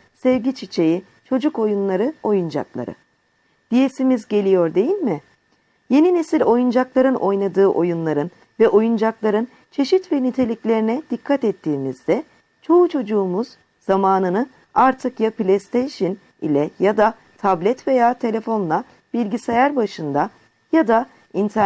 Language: Turkish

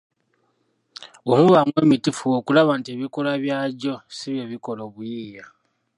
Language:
Ganda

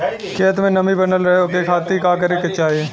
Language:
Bhojpuri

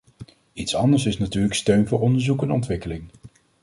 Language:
Dutch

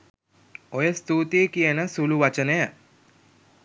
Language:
Sinhala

